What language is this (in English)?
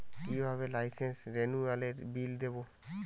Bangla